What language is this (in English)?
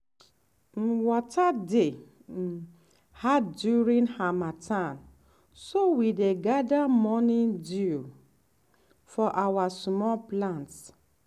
Nigerian Pidgin